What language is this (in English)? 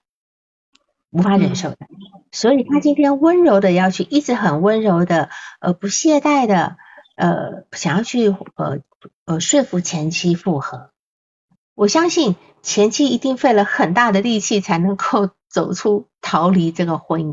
Chinese